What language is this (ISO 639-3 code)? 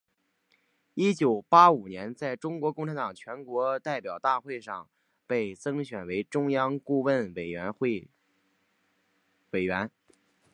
zho